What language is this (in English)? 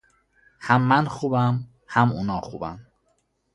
Persian